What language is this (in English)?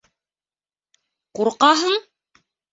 Bashkir